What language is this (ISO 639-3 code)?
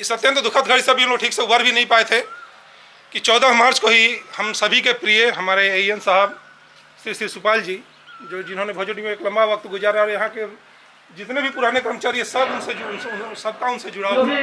hin